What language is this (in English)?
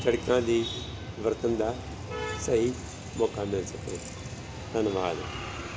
Punjabi